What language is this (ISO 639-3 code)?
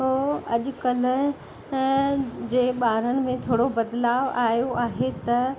snd